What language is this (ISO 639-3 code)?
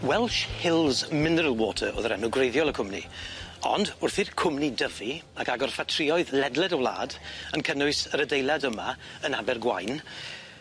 cym